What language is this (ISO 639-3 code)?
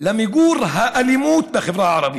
heb